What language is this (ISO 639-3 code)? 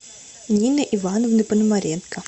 rus